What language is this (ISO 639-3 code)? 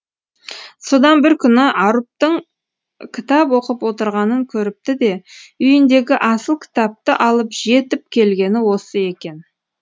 kaz